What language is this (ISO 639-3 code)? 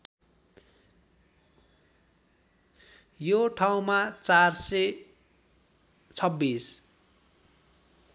nep